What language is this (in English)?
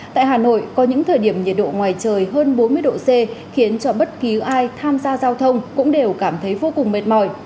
Vietnamese